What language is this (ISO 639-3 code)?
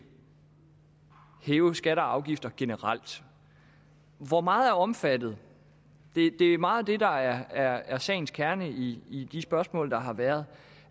dan